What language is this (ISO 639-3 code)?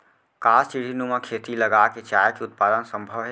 hne